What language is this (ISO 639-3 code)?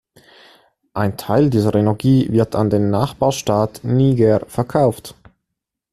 deu